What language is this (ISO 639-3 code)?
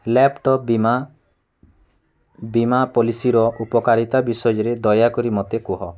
ori